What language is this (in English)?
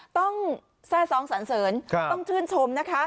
Thai